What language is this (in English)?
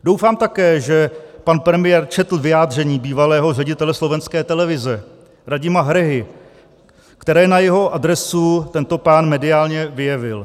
Czech